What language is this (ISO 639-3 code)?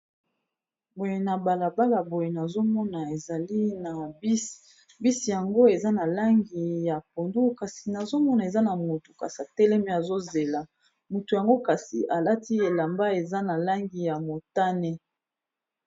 lin